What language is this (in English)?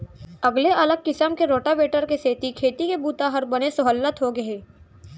Chhattisgarhi